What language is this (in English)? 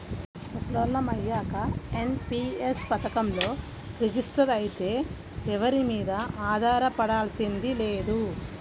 Telugu